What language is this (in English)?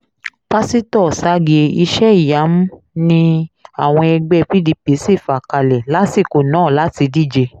Yoruba